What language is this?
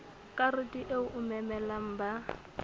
Southern Sotho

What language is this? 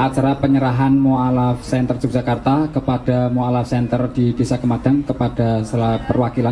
Indonesian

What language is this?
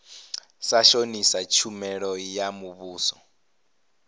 Venda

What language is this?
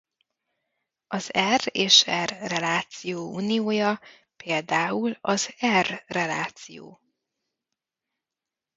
Hungarian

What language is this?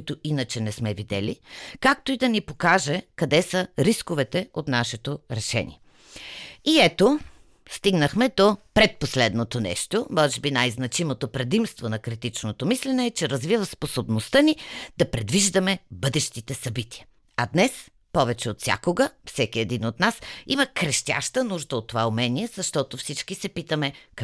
Bulgarian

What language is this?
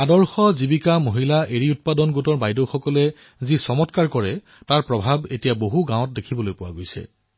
Assamese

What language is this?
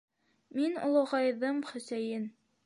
Bashkir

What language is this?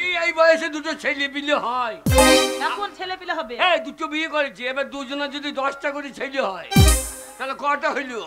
English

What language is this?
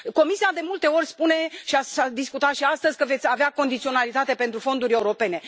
Romanian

